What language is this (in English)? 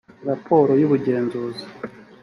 Kinyarwanda